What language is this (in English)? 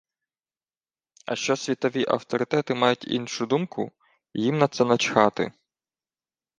Ukrainian